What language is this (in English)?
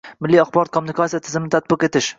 Uzbek